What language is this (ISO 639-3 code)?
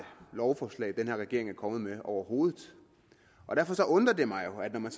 dan